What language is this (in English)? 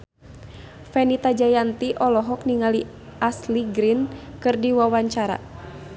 Sundanese